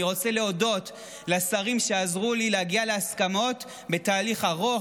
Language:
Hebrew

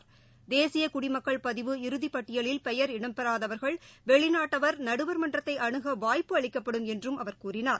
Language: Tamil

